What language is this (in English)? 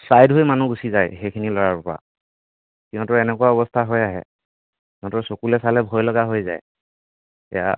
Assamese